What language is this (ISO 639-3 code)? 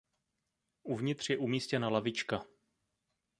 ces